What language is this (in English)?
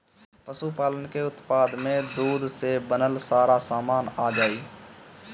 Bhojpuri